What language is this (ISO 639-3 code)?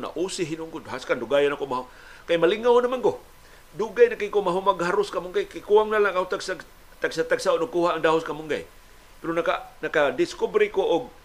fil